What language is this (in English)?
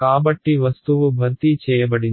Telugu